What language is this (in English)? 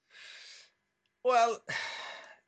Welsh